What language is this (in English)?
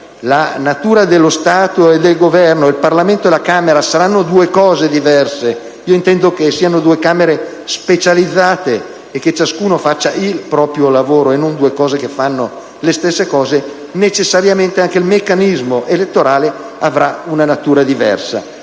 Italian